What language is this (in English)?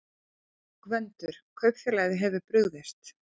Icelandic